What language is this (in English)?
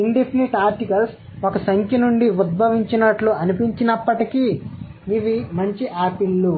Telugu